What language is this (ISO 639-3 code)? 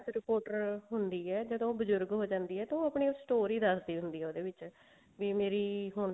pan